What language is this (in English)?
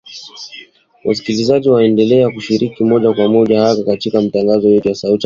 Swahili